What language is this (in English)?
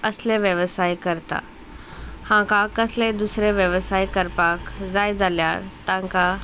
Konkani